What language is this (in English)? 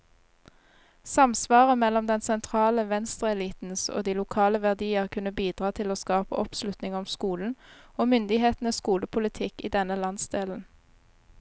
Norwegian